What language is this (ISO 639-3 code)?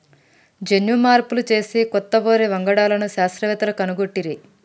tel